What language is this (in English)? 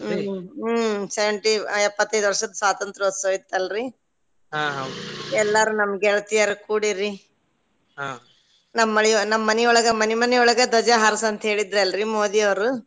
Kannada